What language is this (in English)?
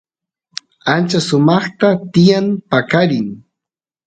Santiago del Estero Quichua